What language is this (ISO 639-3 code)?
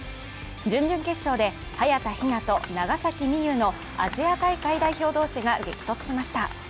jpn